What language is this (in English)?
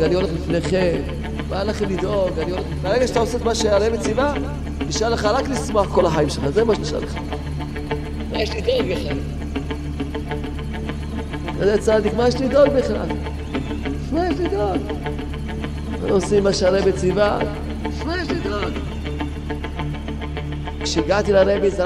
Hebrew